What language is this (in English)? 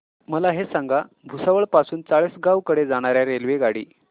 Marathi